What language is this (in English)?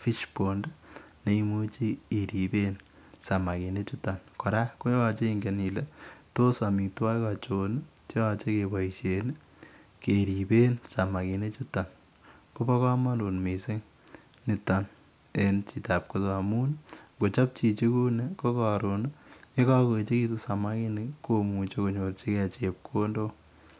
Kalenjin